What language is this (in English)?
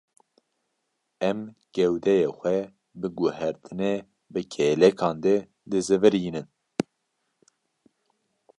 Kurdish